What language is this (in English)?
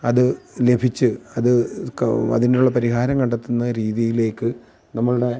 Malayalam